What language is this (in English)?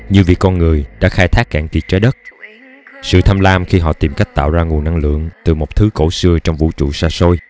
Vietnamese